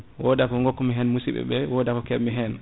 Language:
Fula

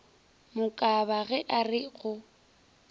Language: Northern Sotho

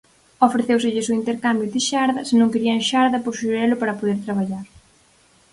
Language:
Galician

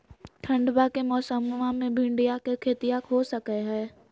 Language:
Magahi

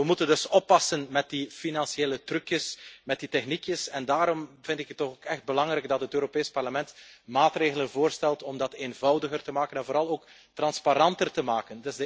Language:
Dutch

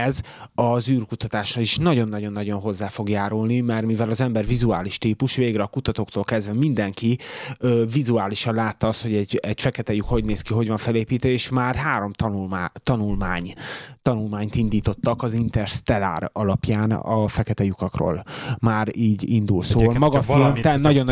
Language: Hungarian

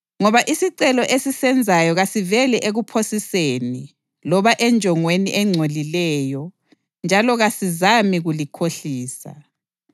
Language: North Ndebele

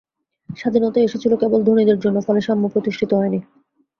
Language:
Bangla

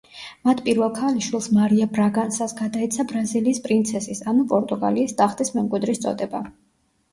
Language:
Georgian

